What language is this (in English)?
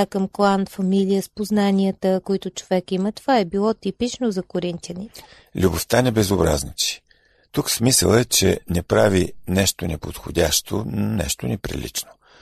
Bulgarian